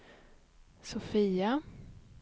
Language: Swedish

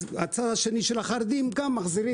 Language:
Hebrew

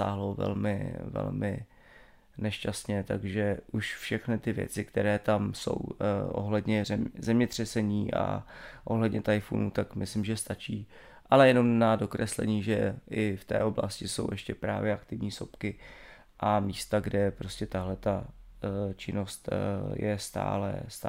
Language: Czech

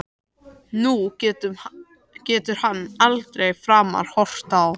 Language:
Icelandic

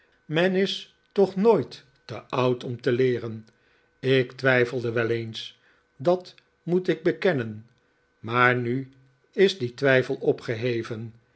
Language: Dutch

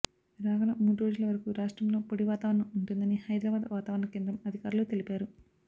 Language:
Telugu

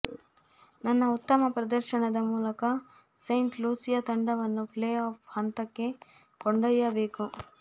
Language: Kannada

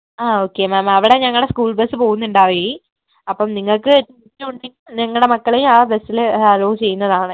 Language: Malayalam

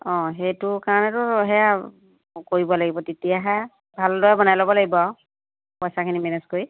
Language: Assamese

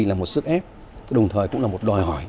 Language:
Vietnamese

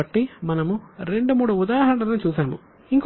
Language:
Telugu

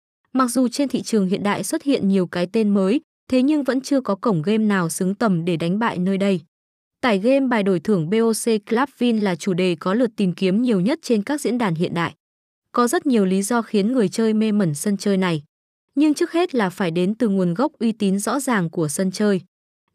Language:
Vietnamese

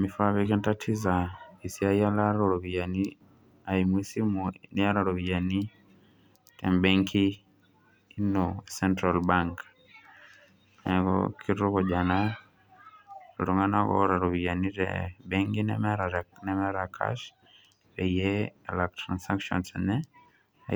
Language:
Masai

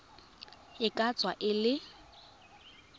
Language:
Tswana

